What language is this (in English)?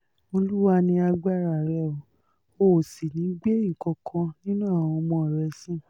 Yoruba